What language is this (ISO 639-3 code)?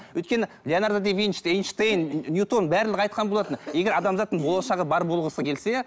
kaz